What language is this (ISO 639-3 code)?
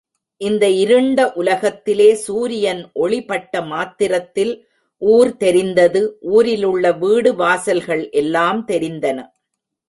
tam